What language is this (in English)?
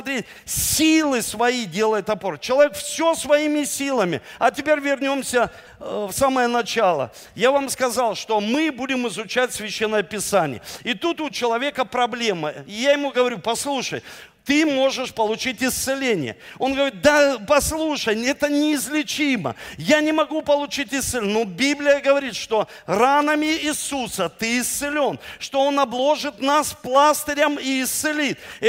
Russian